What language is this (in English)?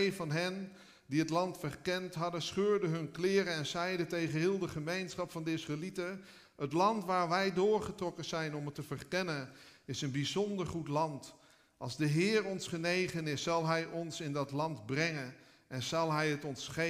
Dutch